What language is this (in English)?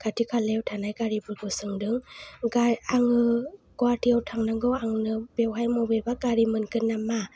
Bodo